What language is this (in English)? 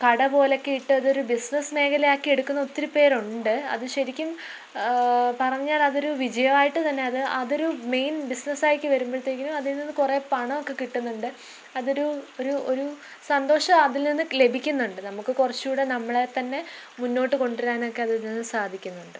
Malayalam